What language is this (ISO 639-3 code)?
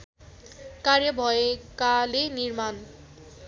nep